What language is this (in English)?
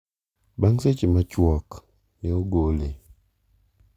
Luo (Kenya and Tanzania)